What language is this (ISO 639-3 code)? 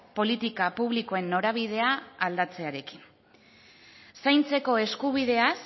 eus